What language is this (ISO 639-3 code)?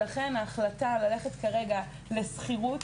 heb